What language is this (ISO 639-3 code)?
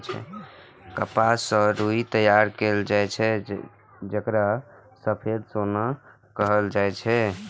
mai